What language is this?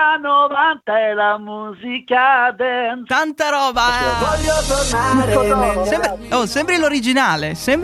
Italian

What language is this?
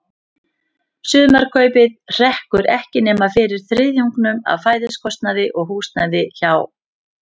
Icelandic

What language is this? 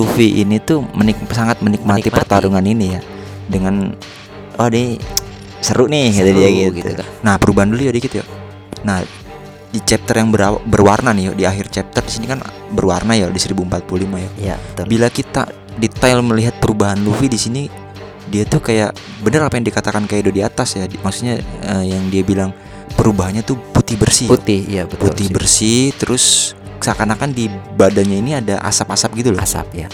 Indonesian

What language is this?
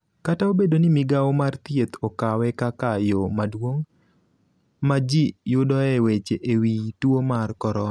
Luo (Kenya and Tanzania)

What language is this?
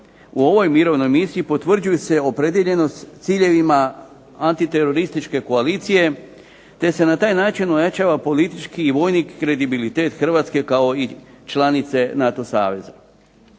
Croatian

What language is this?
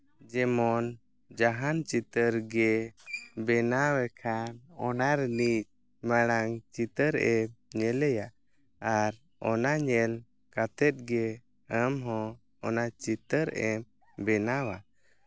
Santali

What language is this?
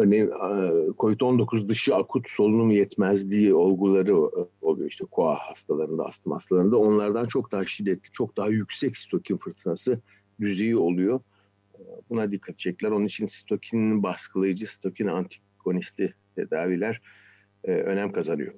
Turkish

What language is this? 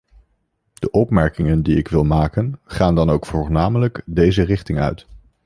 Dutch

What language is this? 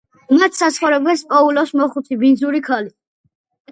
Georgian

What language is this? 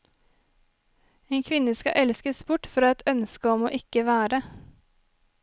Norwegian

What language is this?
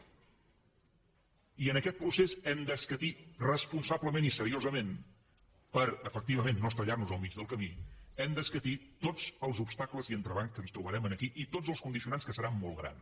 Catalan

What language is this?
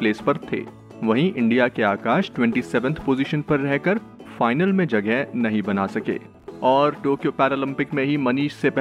Hindi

